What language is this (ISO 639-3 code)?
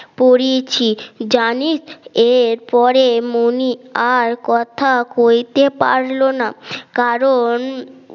ben